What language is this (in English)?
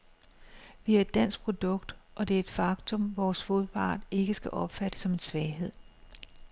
Danish